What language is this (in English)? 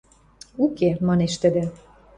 Western Mari